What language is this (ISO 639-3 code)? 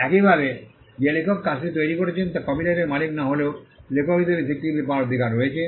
ben